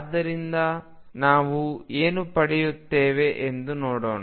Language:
Kannada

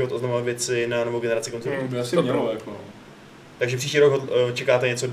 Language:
Czech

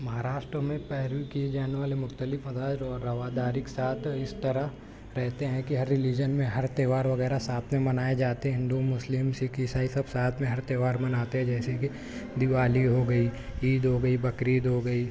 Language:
Urdu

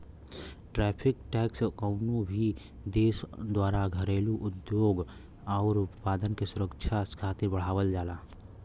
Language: Bhojpuri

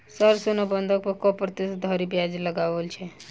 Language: Maithili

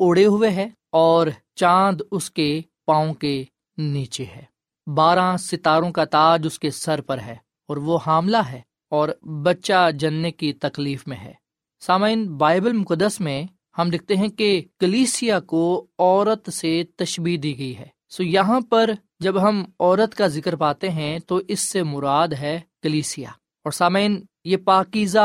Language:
Urdu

